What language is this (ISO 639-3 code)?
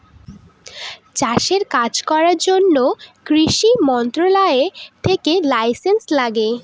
ben